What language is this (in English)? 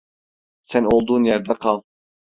Turkish